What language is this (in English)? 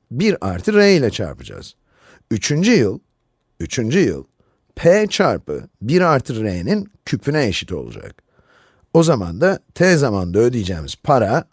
Turkish